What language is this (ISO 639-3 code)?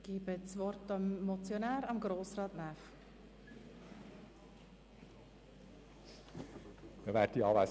gsw